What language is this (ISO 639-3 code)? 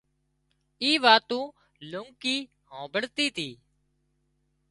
kxp